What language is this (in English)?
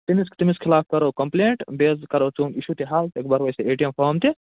Kashmiri